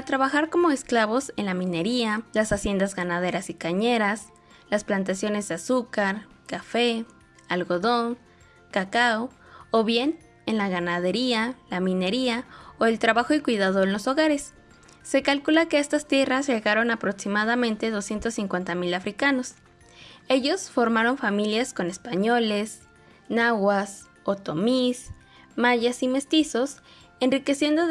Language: Spanish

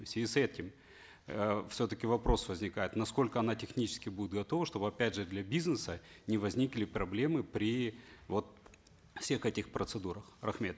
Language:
Kazakh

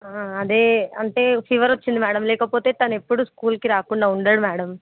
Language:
Telugu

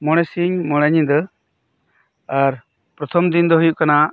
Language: Santali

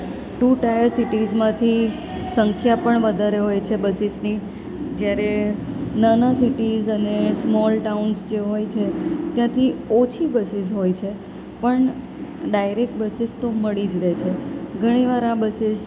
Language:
Gujarati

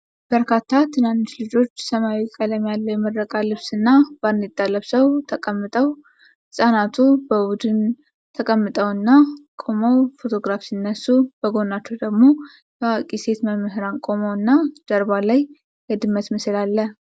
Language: Amharic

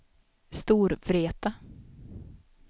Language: Swedish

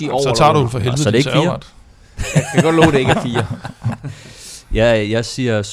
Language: Danish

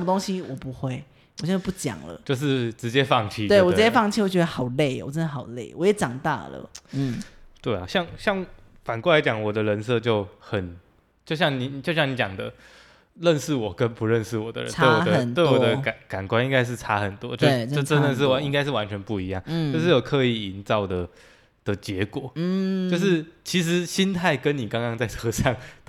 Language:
Chinese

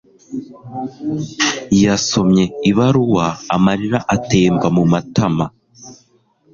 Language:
Kinyarwanda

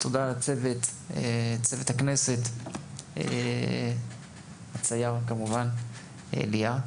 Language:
Hebrew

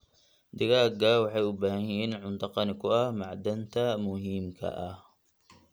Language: Somali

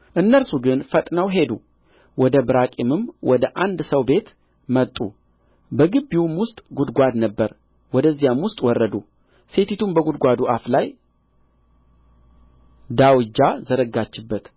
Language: Amharic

